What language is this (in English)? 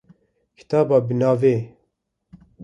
Kurdish